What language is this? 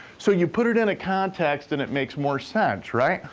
English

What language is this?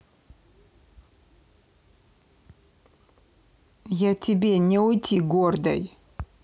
Russian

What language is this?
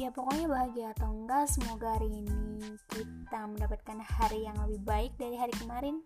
Indonesian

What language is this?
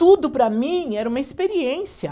Portuguese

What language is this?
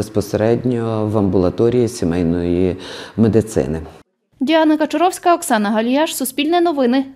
Ukrainian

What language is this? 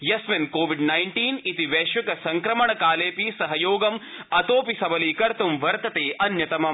Sanskrit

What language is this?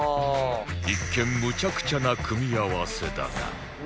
Japanese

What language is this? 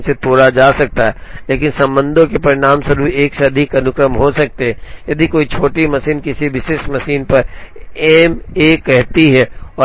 Hindi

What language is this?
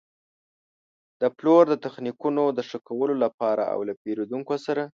Pashto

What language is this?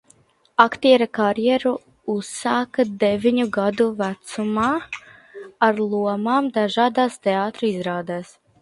Latvian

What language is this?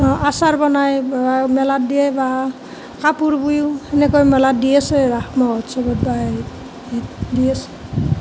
Assamese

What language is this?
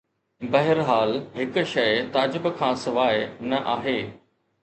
Sindhi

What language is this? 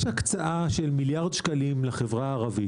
Hebrew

